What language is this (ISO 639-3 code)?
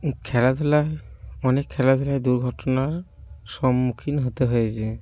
ben